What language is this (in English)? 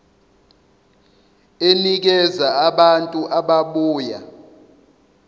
Zulu